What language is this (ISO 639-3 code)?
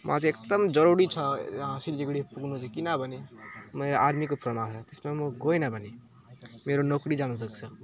nep